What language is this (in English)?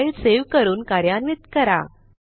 Marathi